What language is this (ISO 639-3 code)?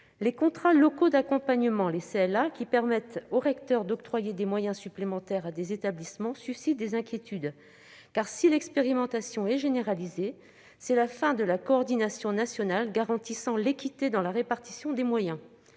fra